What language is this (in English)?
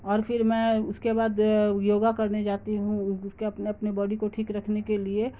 Urdu